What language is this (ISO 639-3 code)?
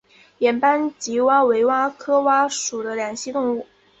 zho